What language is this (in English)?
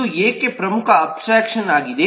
Kannada